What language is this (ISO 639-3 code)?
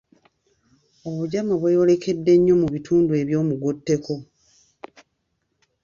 lug